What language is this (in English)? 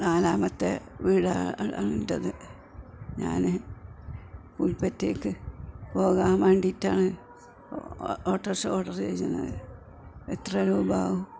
Malayalam